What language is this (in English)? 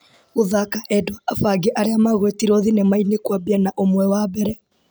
Kikuyu